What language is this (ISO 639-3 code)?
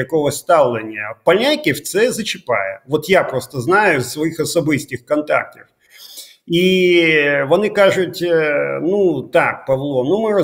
ukr